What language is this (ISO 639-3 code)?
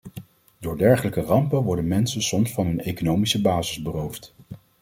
nld